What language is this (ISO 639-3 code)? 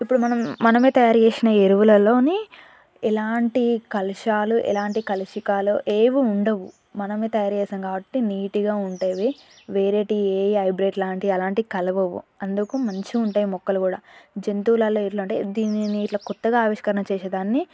tel